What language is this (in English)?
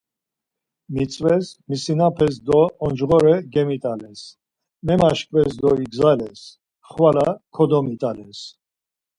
Laz